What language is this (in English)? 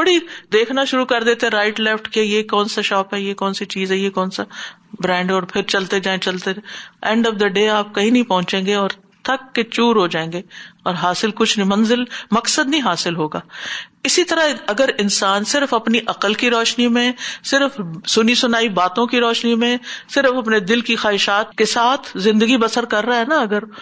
Urdu